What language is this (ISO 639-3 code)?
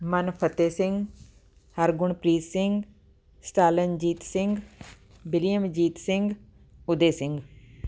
pan